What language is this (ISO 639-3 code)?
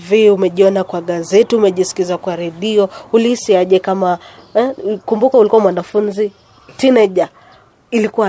swa